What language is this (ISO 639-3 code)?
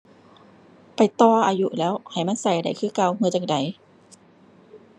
tha